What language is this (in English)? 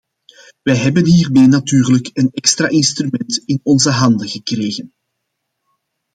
Dutch